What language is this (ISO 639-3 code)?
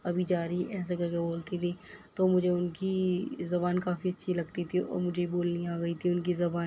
urd